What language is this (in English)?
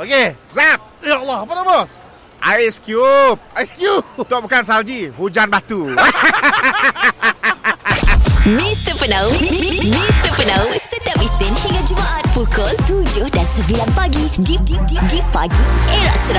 Malay